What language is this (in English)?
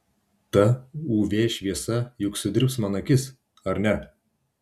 Lithuanian